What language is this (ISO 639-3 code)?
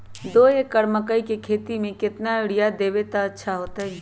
mag